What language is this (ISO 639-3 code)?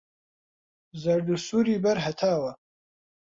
ckb